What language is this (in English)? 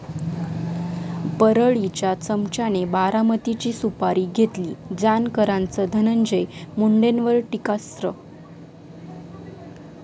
Marathi